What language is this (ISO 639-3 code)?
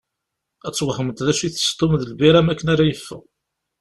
kab